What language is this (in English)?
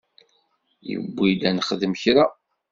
Kabyle